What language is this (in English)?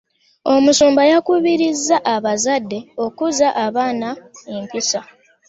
Ganda